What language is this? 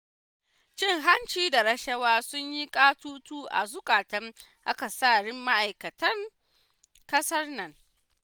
Hausa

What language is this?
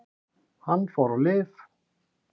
Icelandic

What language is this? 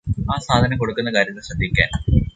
Malayalam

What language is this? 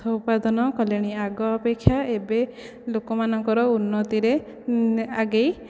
Odia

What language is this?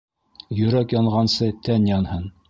Bashkir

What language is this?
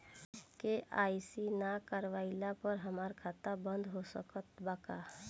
Bhojpuri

